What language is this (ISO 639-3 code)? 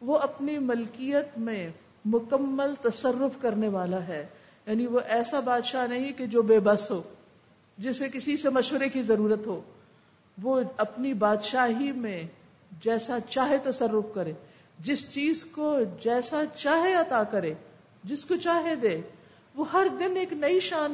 urd